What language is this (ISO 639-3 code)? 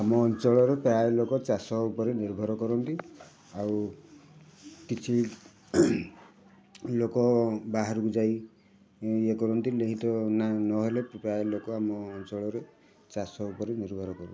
ori